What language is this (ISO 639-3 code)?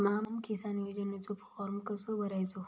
mar